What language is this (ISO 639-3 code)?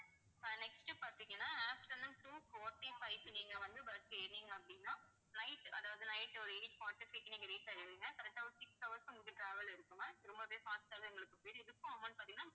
tam